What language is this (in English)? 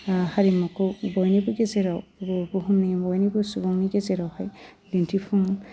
Bodo